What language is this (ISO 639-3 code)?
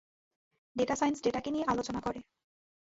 ben